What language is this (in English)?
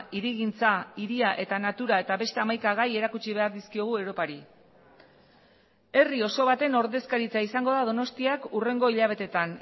Basque